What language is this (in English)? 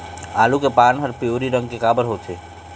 Chhattisgarhi